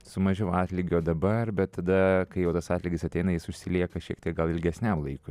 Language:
Lithuanian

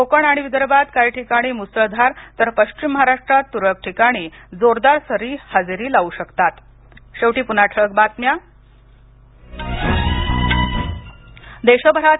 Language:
Marathi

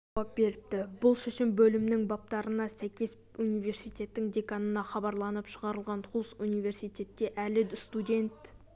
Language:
Kazakh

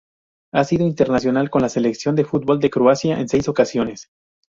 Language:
Spanish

